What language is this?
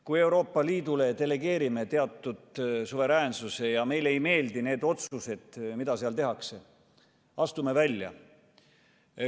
Estonian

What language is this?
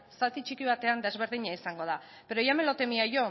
Basque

